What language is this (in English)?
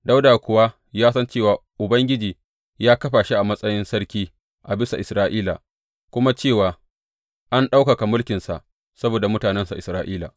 Hausa